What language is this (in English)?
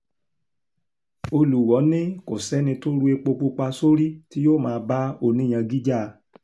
Yoruba